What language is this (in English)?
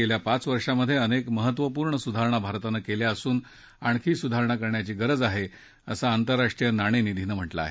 Marathi